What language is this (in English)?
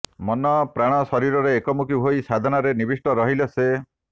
Odia